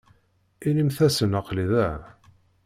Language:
Kabyle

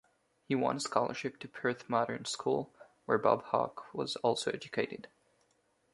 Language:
English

